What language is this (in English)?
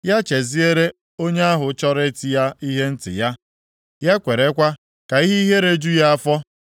Igbo